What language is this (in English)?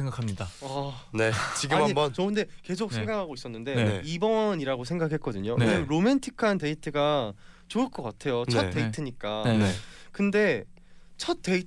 Korean